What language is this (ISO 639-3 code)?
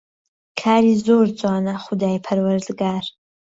ckb